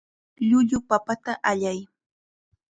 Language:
Chiquián Ancash Quechua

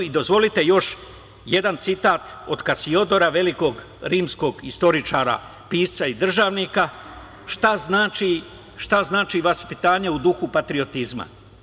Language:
Serbian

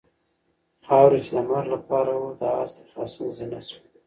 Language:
Pashto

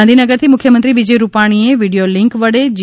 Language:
Gujarati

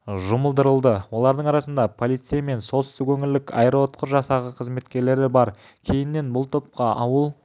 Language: Kazakh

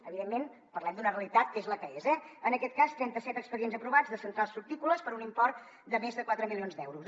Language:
Catalan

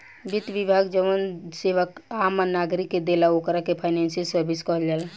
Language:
Bhojpuri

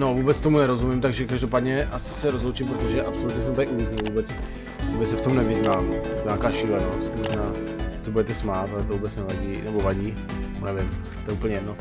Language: Czech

